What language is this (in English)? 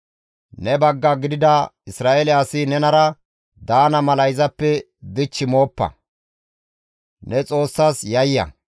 Gamo